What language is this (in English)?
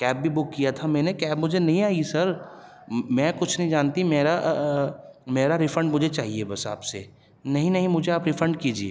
Urdu